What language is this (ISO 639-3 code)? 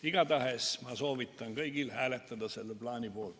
est